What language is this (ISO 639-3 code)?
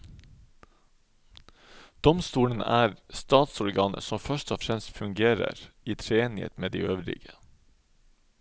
nor